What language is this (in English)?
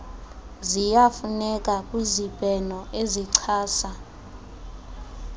Xhosa